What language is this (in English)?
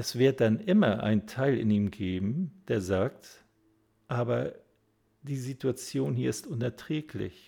German